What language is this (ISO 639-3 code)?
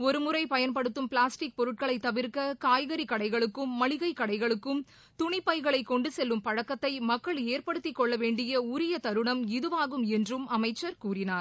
tam